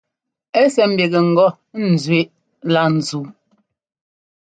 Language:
Ngomba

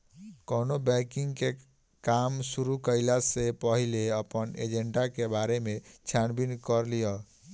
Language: Bhojpuri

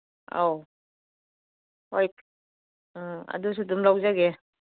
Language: Manipuri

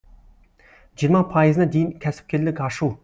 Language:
Kazakh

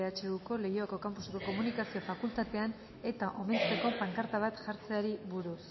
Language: Basque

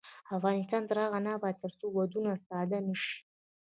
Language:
Pashto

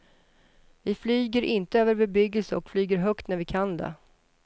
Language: Swedish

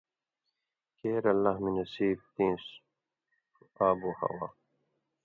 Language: Indus Kohistani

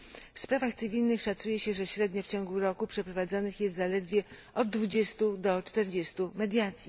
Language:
Polish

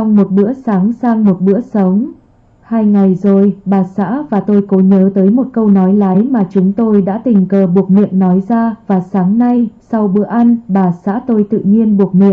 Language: Vietnamese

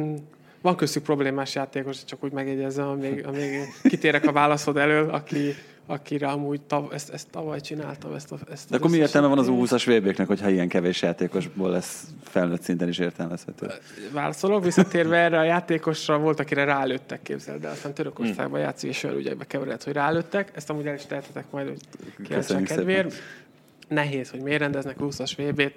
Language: Hungarian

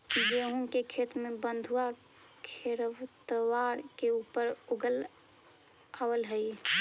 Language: Magahi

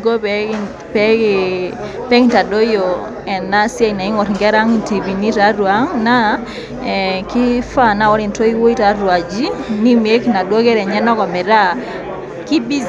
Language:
Masai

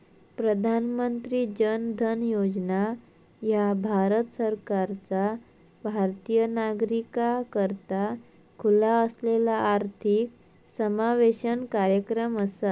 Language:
Marathi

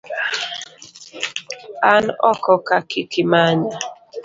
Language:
Luo (Kenya and Tanzania)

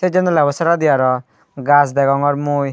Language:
Chakma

